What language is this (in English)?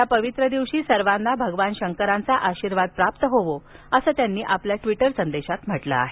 Marathi